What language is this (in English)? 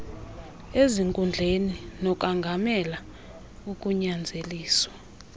Xhosa